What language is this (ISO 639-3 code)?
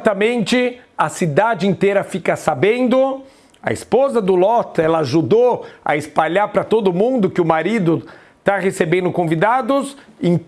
por